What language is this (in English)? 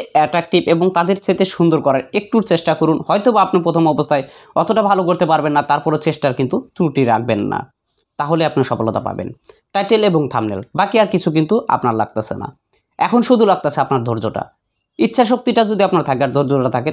Hindi